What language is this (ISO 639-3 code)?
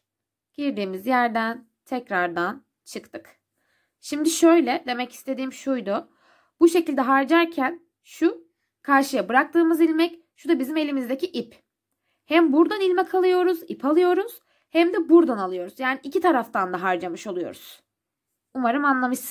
tur